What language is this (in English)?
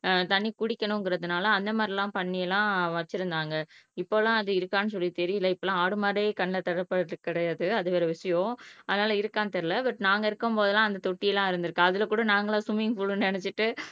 Tamil